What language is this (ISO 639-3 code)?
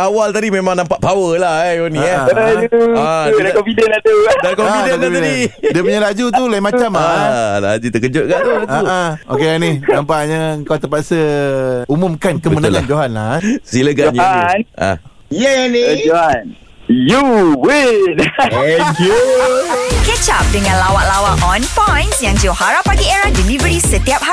msa